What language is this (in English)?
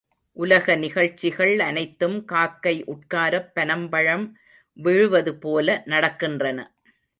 Tamil